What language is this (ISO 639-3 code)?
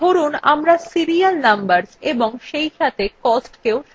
ben